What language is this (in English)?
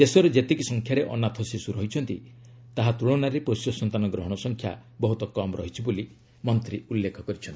Odia